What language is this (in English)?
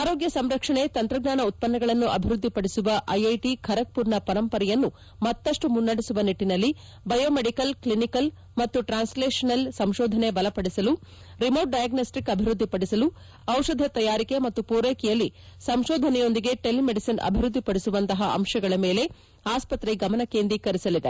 Kannada